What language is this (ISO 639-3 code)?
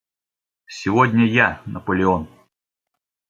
rus